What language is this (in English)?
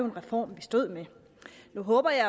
Danish